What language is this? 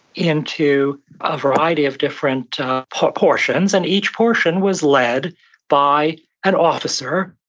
English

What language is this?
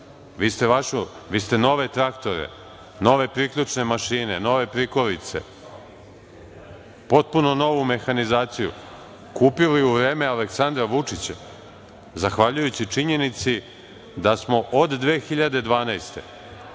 Serbian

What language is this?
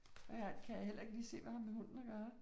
Danish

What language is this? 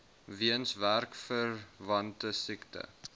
Afrikaans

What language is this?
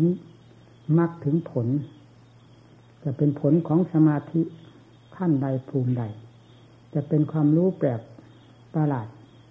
Thai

